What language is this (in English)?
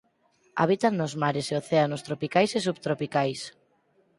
Galician